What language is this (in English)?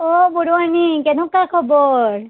Assamese